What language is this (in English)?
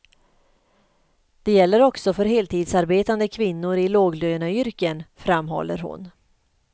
Swedish